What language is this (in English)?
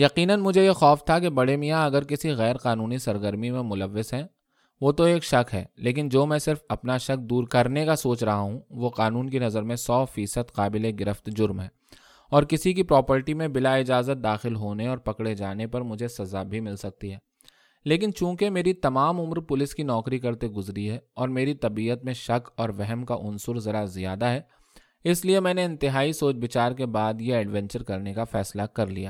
Urdu